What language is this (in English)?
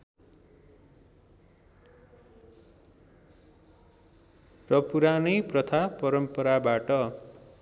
Nepali